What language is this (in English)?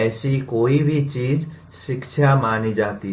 Hindi